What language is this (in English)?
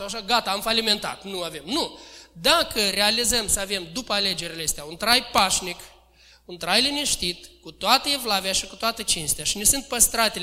Romanian